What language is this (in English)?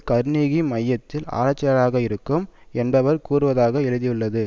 Tamil